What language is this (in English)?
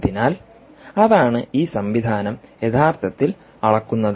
Malayalam